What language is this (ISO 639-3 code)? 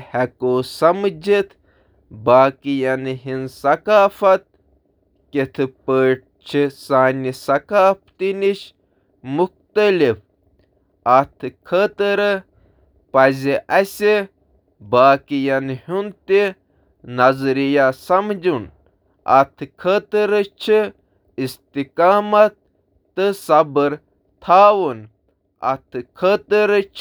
kas